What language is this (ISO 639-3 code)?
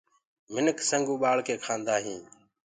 ggg